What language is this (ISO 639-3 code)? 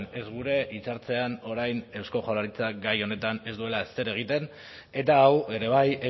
eus